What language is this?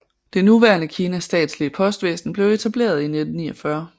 Danish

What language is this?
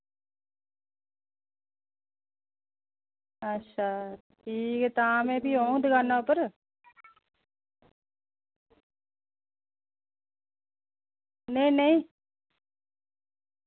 Dogri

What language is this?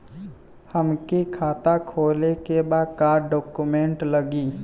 Bhojpuri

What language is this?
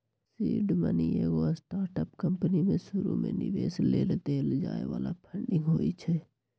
Magahi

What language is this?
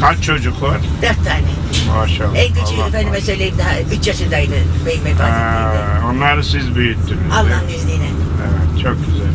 Turkish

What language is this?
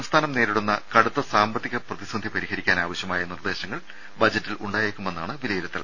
Malayalam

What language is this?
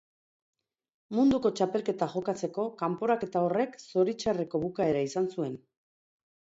Basque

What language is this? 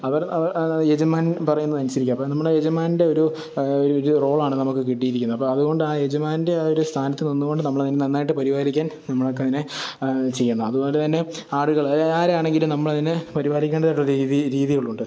Malayalam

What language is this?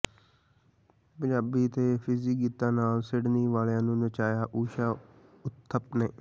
Punjabi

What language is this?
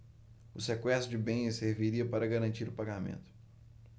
Portuguese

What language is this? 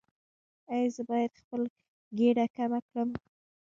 Pashto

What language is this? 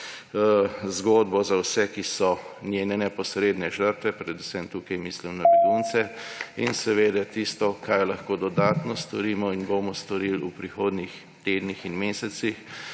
Slovenian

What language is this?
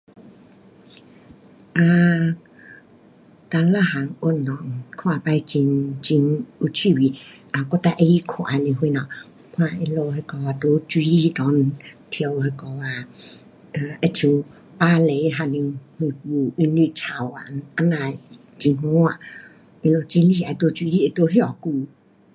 Pu-Xian Chinese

